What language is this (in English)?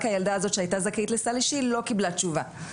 Hebrew